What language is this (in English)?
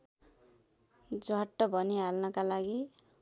Nepali